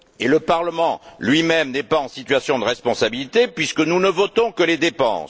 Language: French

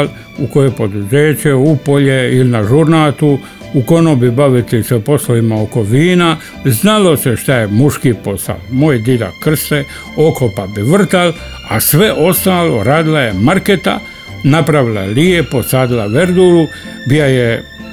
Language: Croatian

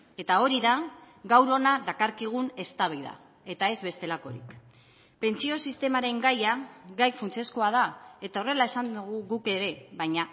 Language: Basque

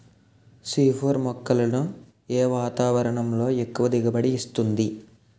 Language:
Telugu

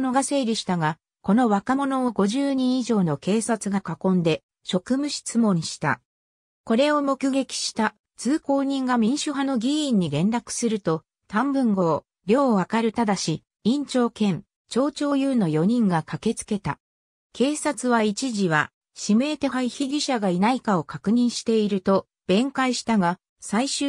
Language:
Japanese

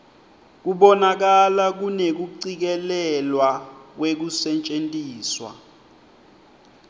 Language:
Swati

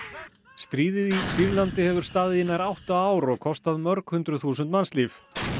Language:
Icelandic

